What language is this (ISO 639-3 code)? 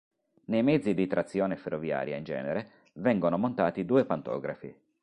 ita